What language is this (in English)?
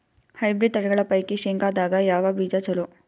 Kannada